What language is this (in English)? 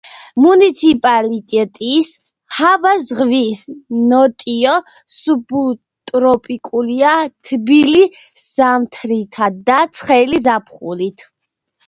Georgian